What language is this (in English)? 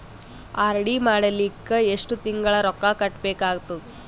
Kannada